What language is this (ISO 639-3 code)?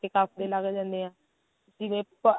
pan